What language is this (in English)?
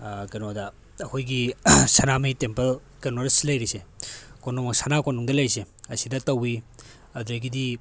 Manipuri